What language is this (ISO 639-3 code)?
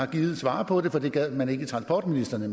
dan